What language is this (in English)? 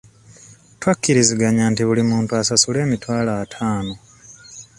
Ganda